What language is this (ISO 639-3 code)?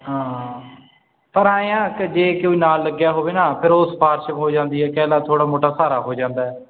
pan